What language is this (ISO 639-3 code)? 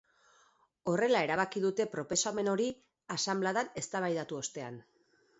eus